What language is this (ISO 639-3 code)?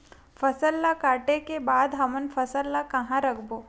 hne